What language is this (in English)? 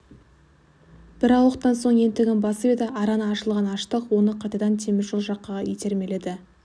Kazakh